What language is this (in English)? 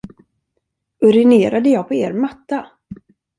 Swedish